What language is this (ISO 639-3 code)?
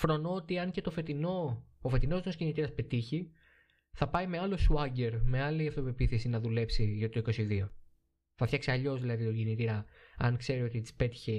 ell